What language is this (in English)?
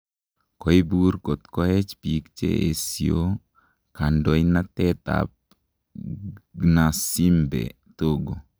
Kalenjin